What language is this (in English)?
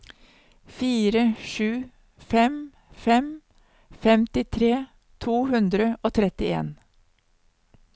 Norwegian